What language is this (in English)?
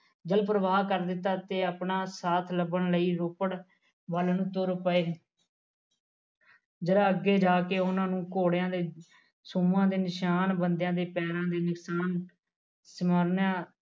Punjabi